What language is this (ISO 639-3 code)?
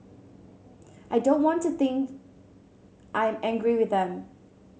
eng